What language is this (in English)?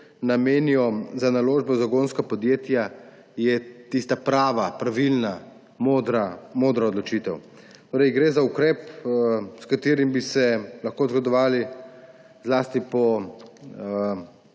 Slovenian